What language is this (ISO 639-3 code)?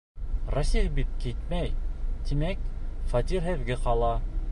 bak